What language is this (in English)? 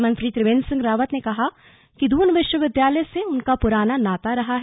Hindi